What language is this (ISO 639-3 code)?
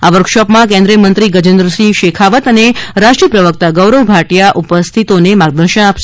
guj